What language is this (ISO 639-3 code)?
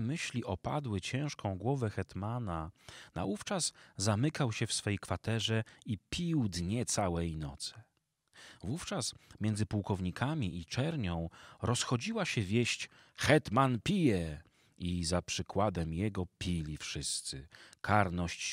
pol